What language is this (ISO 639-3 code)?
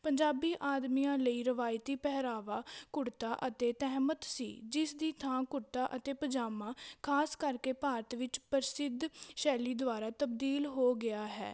pan